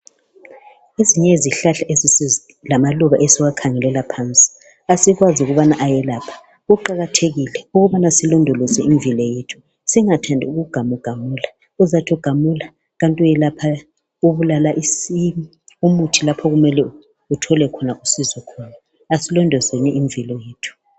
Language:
North Ndebele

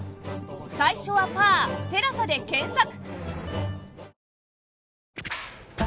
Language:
Japanese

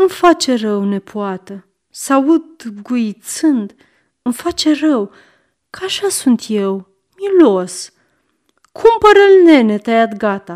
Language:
Romanian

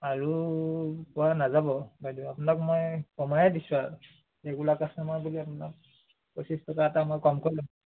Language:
Assamese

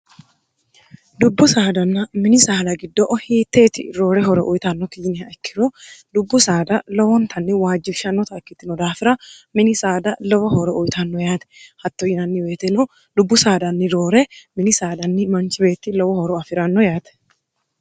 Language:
Sidamo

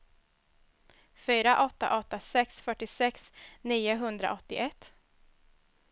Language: Swedish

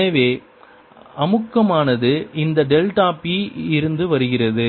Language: Tamil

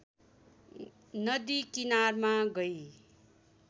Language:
Nepali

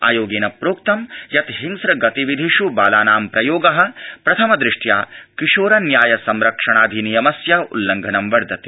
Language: Sanskrit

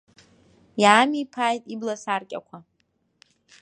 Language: Abkhazian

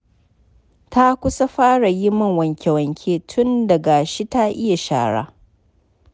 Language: Hausa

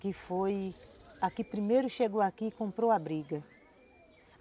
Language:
Portuguese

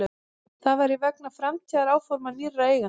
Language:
Icelandic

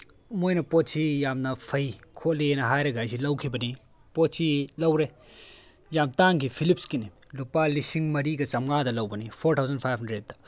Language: Manipuri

